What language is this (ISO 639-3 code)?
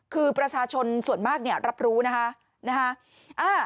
tha